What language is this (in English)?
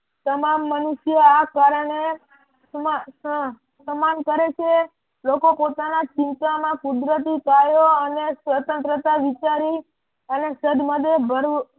Gujarati